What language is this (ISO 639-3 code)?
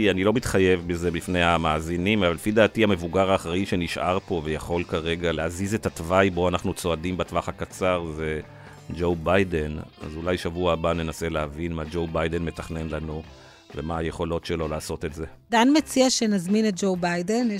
heb